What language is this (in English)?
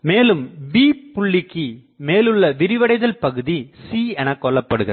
Tamil